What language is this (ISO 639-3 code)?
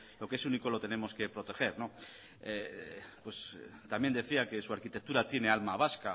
spa